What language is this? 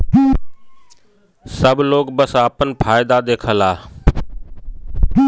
Bhojpuri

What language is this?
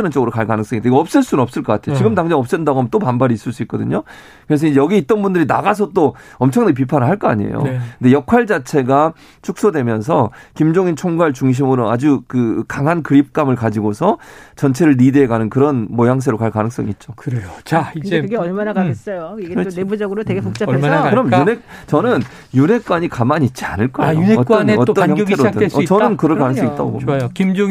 Korean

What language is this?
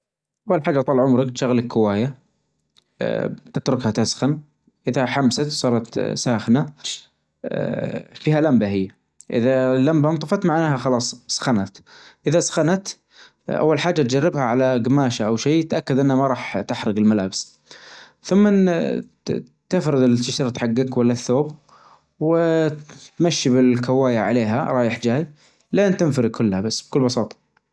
Najdi Arabic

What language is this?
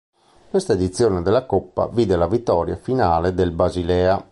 Italian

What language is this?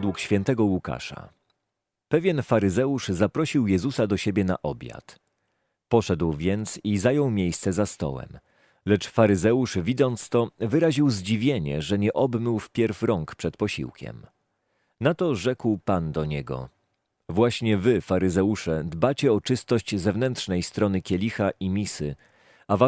Polish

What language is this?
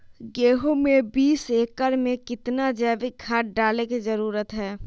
Magahi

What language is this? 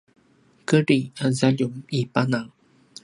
Paiwan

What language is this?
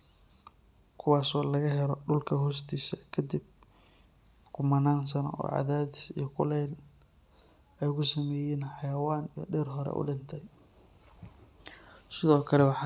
Somali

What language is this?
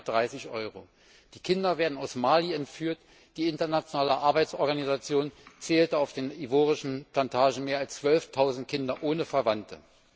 German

